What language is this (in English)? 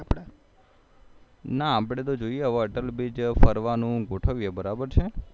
Gujarati